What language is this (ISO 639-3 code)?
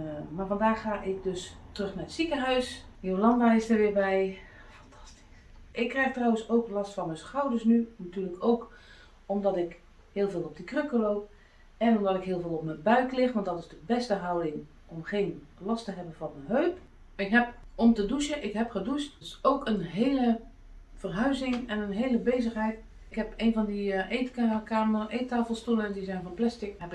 nld